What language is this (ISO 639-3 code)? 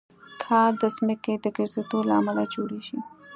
pus